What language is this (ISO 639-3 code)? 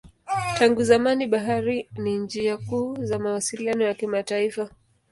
swa